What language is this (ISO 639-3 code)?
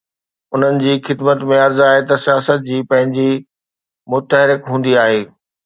snd